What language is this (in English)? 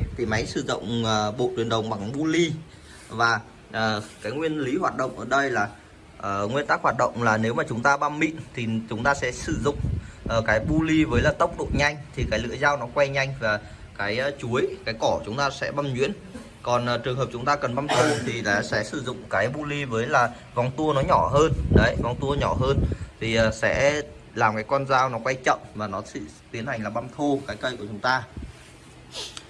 Vietnamese